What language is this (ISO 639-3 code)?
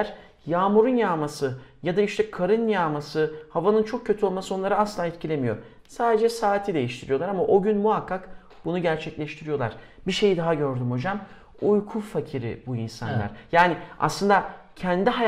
tur